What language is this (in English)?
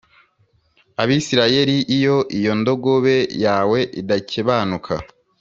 Kinyarwanda